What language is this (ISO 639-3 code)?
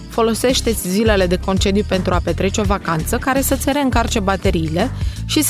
ron